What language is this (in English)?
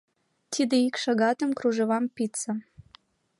Mari